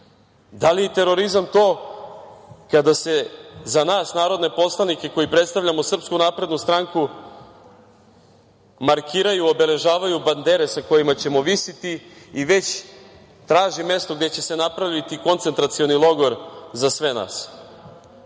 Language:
Serbian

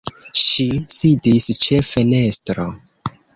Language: Esperanto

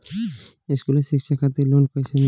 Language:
Bhojpuri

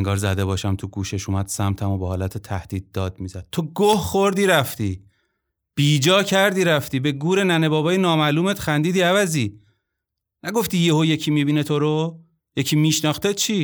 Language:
Persian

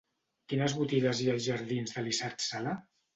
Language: Catalan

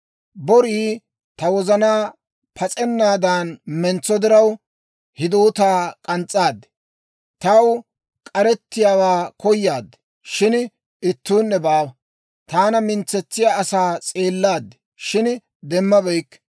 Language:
Dawro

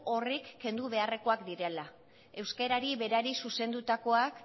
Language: Basque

